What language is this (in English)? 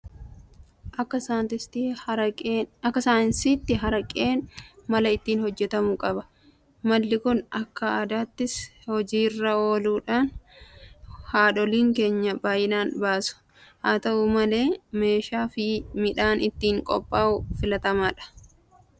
Oromo